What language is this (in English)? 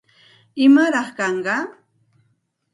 Santa Ana de Tusi Pasco Quechua